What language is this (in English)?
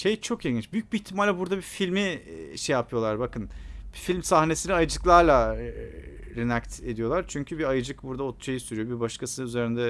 Turkish